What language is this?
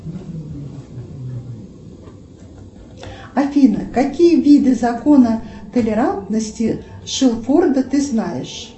Russian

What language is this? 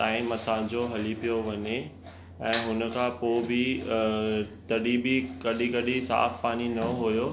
Sindhi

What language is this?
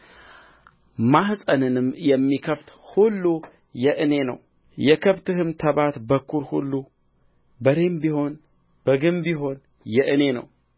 Amharic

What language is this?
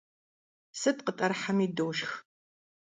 Kabardian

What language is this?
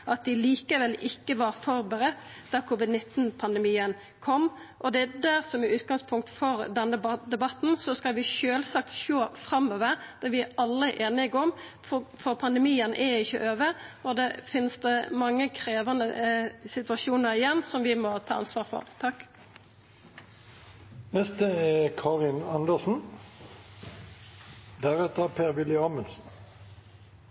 Norwegian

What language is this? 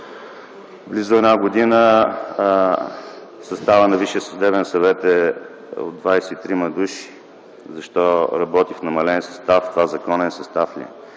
Bulgarian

